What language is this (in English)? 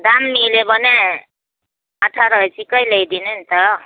Nepali